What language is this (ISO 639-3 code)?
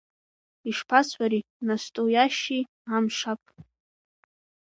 abk